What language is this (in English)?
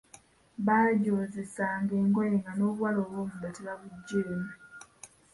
Ganda